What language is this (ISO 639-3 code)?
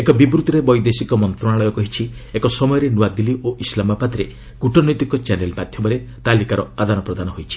ori